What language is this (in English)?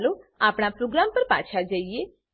Gujarati